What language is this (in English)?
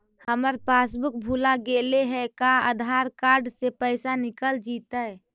Magahi